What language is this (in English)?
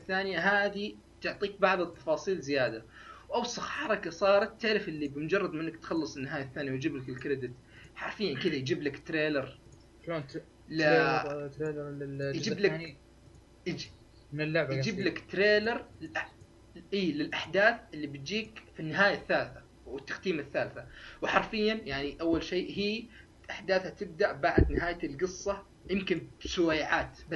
Arabic